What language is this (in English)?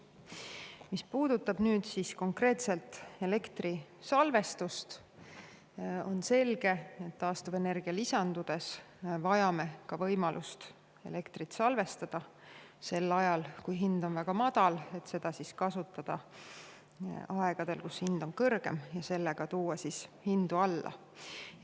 Estonian